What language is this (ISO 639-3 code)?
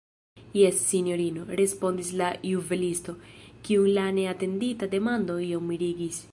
epo